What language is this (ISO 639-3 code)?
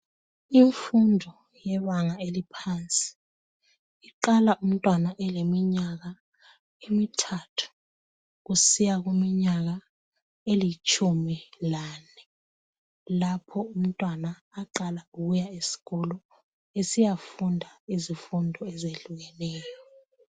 nde